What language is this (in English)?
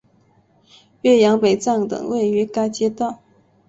Chinese